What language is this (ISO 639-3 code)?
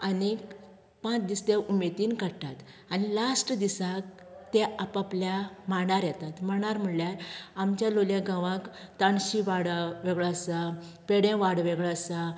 kok